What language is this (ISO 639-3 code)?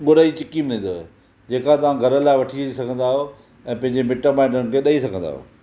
snd